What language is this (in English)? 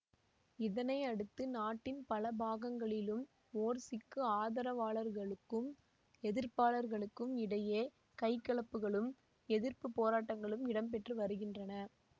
Tamil